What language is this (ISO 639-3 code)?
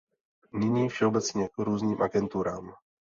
ces